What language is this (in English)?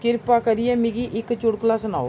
Dogri